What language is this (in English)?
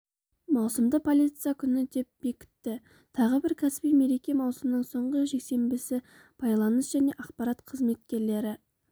Kazakh